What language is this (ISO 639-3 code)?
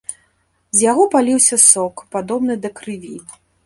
bel